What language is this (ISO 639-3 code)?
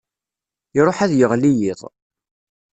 kab